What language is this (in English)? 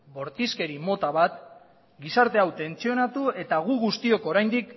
Basque